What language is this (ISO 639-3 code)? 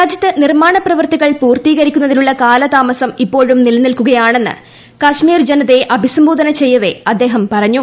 mal